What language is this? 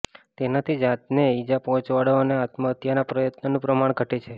Gujarati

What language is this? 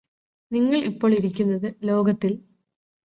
Malayalam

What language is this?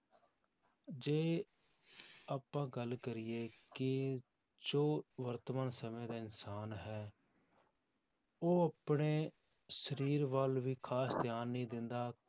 Punjabi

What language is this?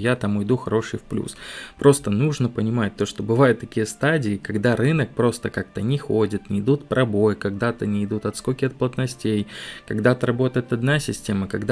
Russian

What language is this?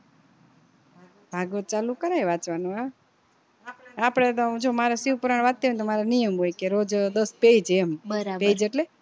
Gujarati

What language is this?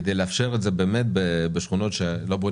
Hebrew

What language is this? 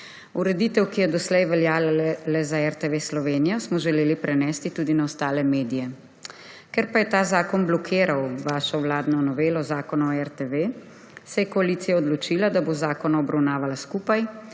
Slovenian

